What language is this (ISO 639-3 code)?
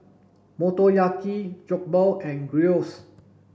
eng